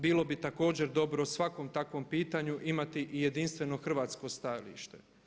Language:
Croatian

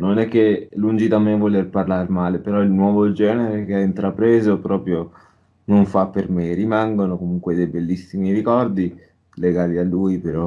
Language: Italian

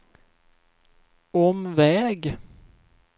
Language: Swedish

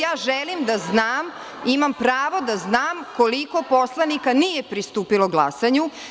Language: Serbian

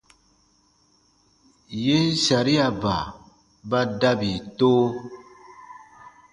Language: Baatonum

